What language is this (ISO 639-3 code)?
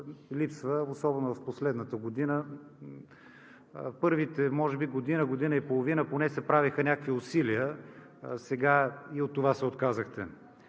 bul